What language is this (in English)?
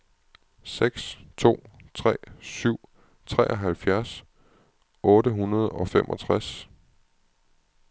Danish